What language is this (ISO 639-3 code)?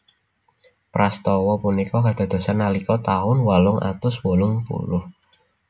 jav